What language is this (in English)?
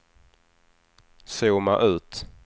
Swedish